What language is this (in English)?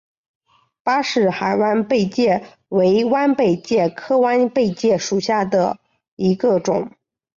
Chinese